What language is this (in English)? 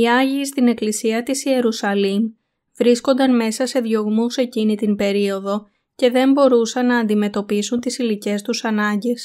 Greek